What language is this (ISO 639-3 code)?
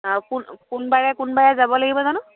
asm